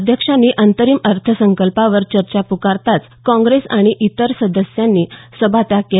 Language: Marathi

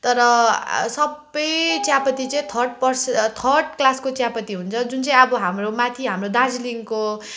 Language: Nepali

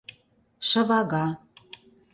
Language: Mari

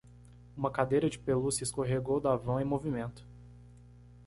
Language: Portuguese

